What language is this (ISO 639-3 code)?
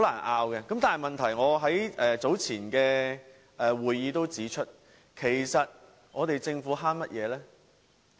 yue